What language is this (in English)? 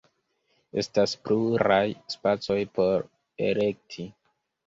Esperanto